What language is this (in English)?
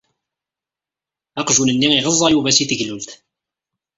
Kabyle